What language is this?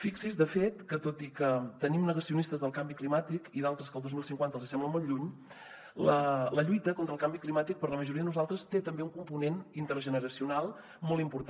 Catalan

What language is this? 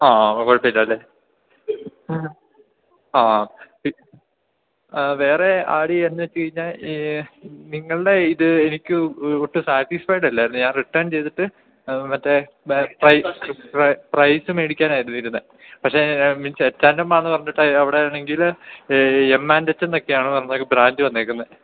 Malayalam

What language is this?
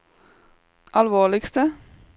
Norwegian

